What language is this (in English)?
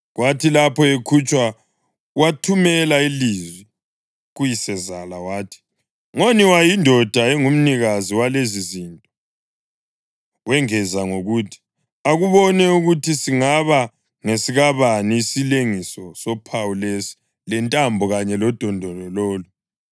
North Ndebele